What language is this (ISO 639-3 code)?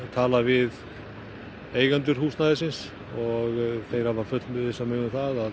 isl